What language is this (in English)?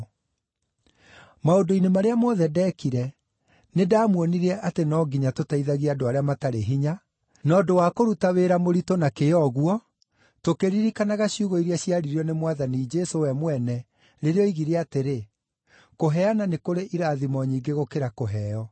Kikuyu